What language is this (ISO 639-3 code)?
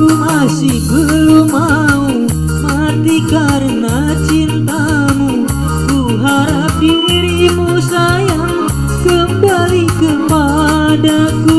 tur